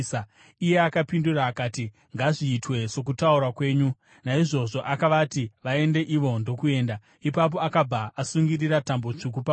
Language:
Shona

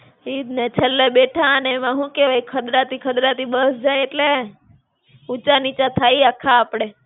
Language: Gujarati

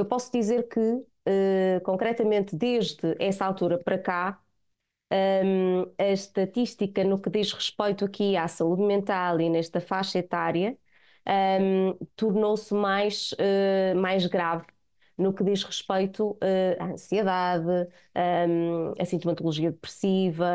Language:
Portuguese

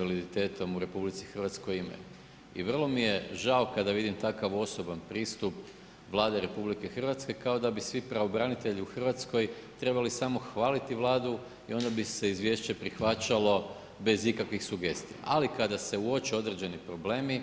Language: Croatian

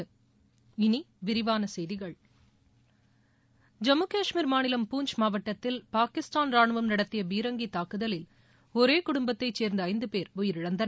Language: Tamil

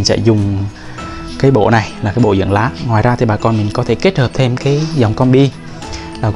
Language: Vietnamese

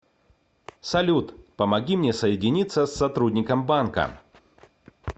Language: Russian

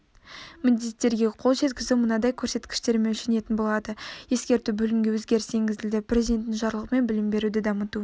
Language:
Kazakh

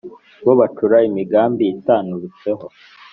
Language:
Kinyarwanda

